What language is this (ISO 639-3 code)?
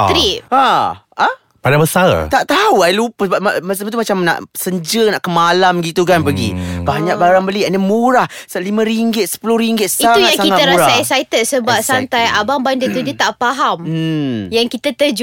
msa